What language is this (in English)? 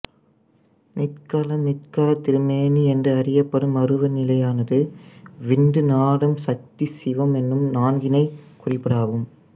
Tamil